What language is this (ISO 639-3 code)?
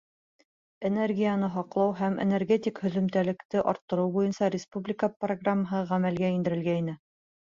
bak